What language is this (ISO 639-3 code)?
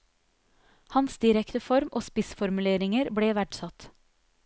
nor